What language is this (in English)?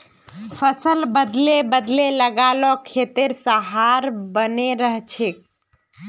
Magahi